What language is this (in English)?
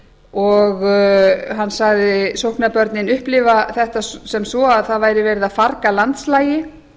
Icelandic